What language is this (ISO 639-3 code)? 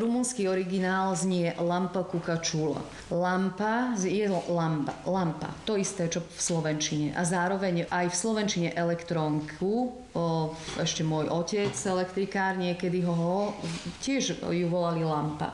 slk